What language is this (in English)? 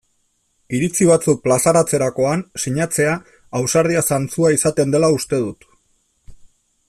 Basque